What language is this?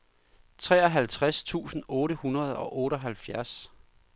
Danish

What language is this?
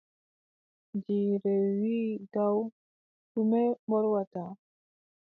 Adamawa Fulfulde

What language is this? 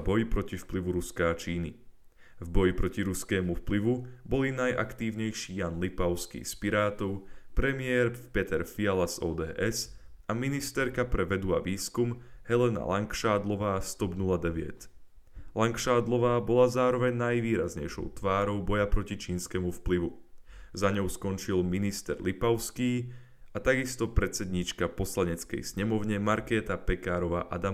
Slovak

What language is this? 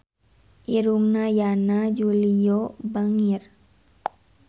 Sundanese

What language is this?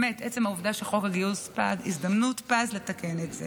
Hebrew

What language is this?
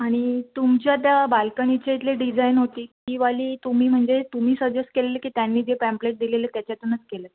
Marathi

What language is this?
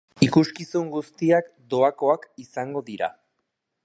Basque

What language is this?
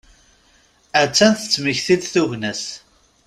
Kabyle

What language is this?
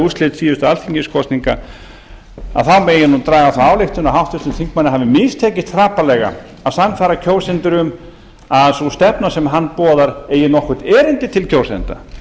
Icelandic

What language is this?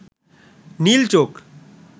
Bangla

